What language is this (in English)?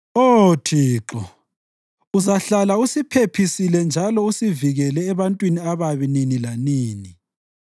North Ndebele